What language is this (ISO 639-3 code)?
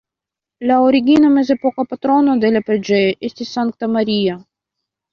epo